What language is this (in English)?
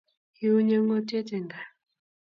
Kalenjin